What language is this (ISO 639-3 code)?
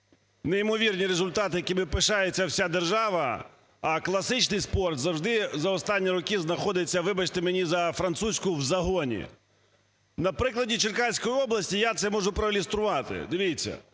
ukr